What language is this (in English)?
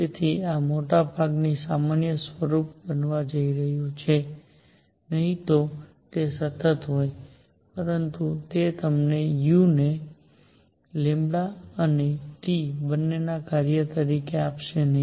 Gujarati